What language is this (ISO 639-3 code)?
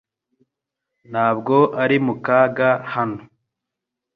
kin